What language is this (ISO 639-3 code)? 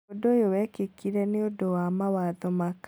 kik